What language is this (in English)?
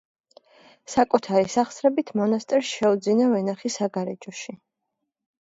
Georgian